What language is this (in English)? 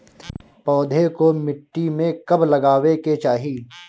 Bhojpuri